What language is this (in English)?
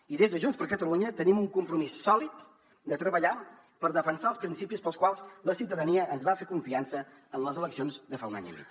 Catalan